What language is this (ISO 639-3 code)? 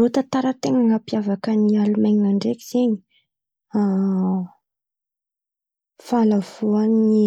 xmv